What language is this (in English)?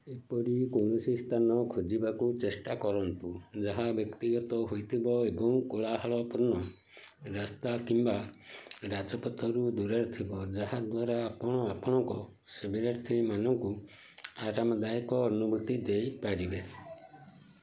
Odia